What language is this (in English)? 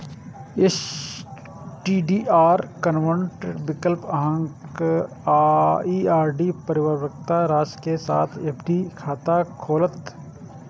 Maithili